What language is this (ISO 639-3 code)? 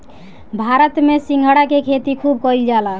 bho